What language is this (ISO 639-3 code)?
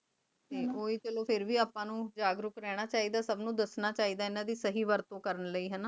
pan